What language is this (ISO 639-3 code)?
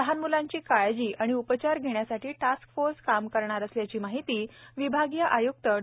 mar